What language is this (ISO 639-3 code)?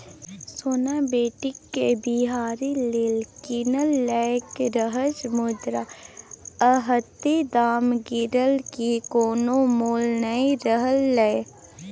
mai